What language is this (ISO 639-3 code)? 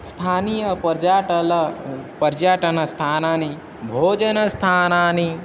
san